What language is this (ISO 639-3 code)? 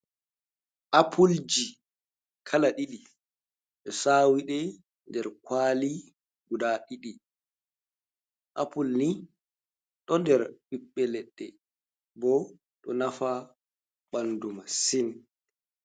ful